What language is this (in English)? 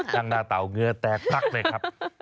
Thai